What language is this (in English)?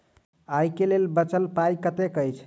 Maithili